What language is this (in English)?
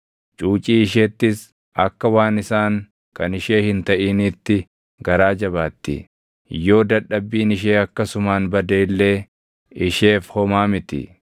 Oromo